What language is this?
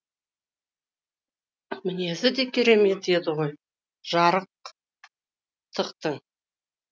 Kazakh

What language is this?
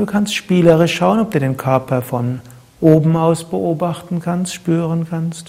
German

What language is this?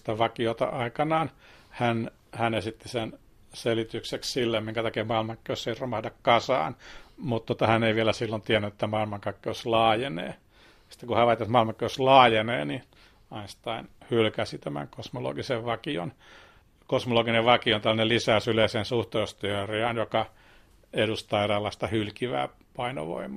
Finnish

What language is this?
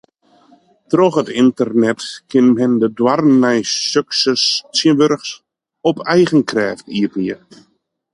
Western Frisian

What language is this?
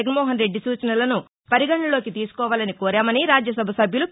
Telugu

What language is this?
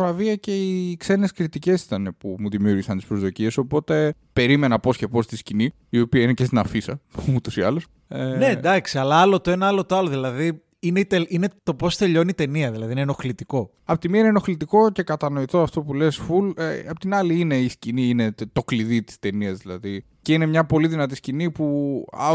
Greek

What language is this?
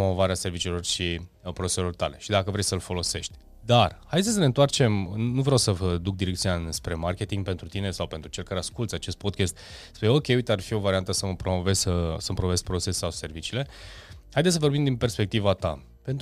Romanian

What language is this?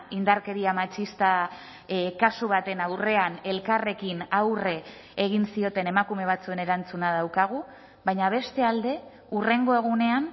Basque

